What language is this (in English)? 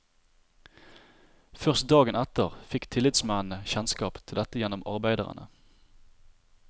Norwegian